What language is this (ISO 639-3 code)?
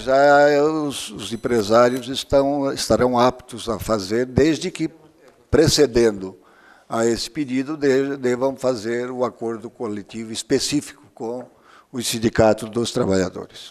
por